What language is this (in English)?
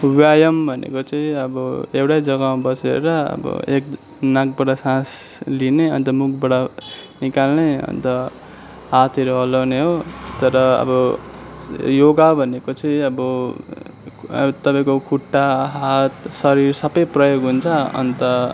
Nepali